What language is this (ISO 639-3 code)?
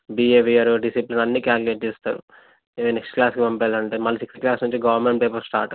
tel